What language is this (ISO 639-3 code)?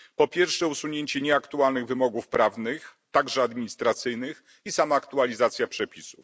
pol